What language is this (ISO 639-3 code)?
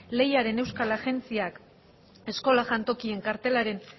eus